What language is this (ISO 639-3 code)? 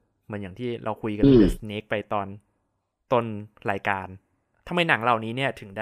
tha